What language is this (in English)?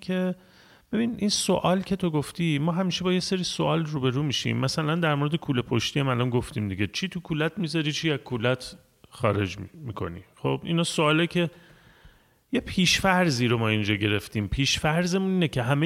Persian